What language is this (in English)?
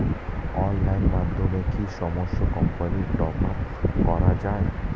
Bangla